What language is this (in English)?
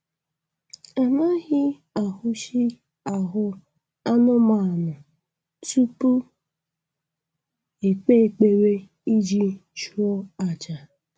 Igbo